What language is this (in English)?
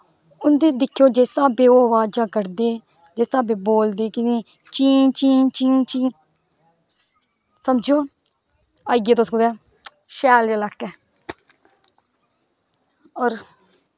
Dogri